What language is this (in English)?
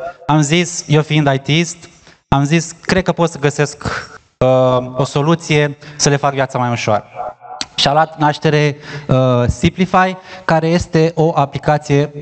Romanian